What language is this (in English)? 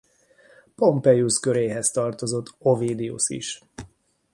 Hungarian